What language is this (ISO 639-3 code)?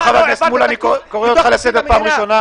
heb